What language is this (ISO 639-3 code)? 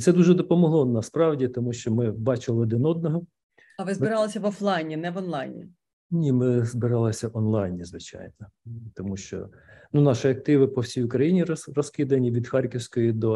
ukr